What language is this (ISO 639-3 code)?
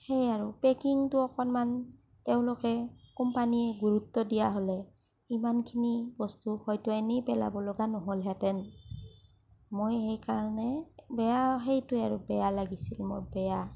asm